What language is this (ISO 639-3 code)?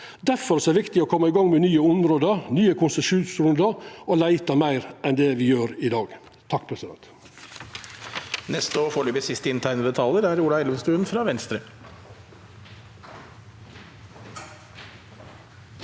nor